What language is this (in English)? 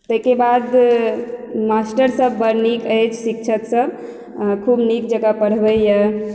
Maithili